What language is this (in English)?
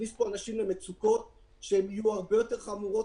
Hebrew